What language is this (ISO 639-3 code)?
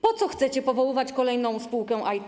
pol